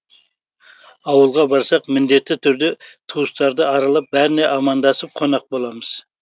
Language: Kazakh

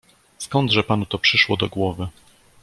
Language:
Polish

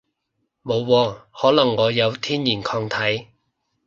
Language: Cantonese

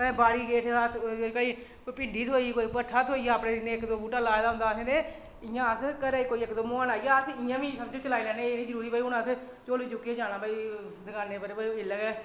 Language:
Dogri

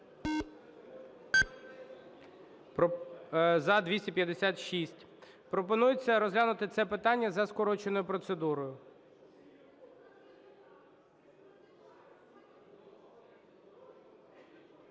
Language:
Ukrainian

